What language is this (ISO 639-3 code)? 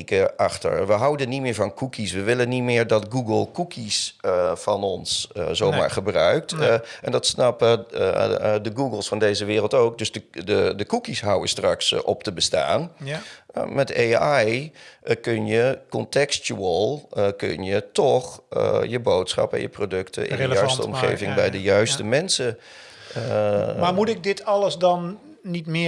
nld